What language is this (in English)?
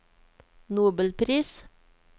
Norwegian